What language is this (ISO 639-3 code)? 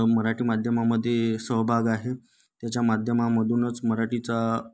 mar